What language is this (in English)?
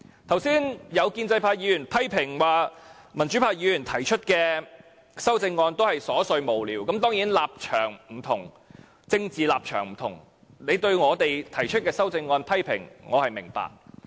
Cantonese